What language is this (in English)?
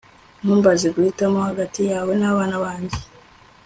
Kinyarwanda